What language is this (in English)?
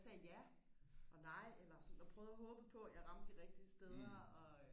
Danish